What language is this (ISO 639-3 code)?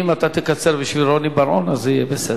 heb